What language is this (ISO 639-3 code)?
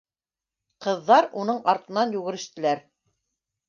bak